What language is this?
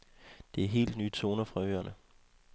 Danish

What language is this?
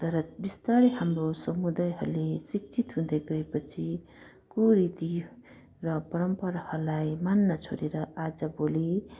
Nepali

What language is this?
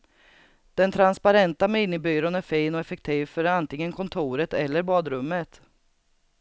Swedish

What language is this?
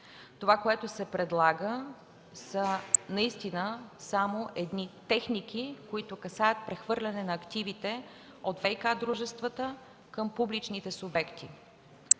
Bulgarian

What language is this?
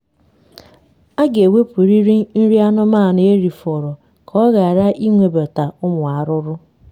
Igbo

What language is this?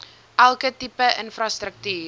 Afrikaans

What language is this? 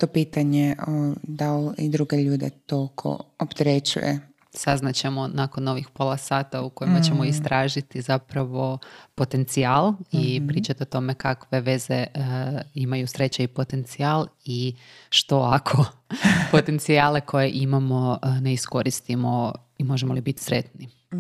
Croatian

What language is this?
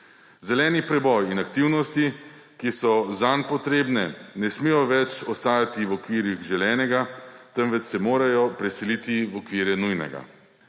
Slovenian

